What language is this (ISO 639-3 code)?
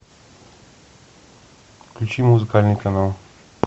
rus